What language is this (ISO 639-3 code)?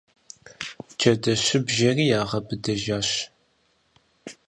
kbd